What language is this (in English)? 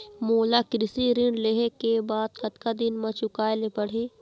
Chhattisgarhi